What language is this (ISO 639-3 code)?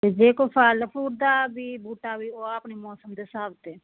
pan